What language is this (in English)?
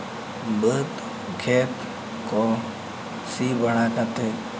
Santali